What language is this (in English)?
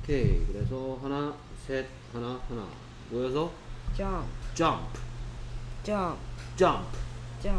Korean